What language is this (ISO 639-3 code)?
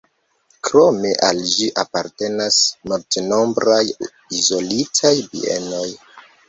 epo